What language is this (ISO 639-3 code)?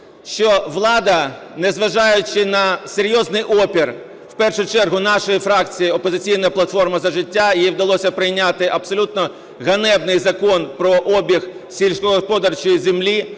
ukr